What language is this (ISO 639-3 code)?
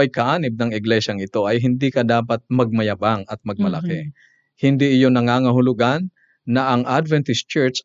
fil